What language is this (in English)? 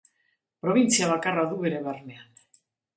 Basque